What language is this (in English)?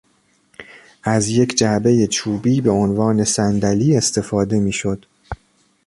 Persian